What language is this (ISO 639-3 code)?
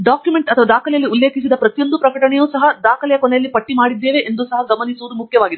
kan